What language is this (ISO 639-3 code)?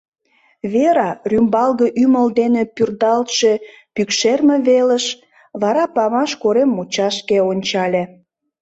chm